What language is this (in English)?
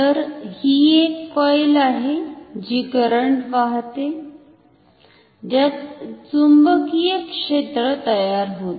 Marathi